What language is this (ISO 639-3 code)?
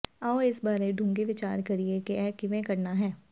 pan